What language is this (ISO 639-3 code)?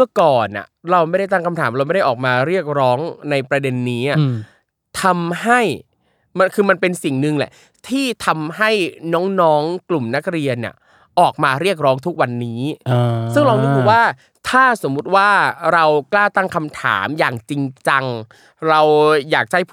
tha